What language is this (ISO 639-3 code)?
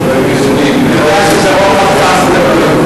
heb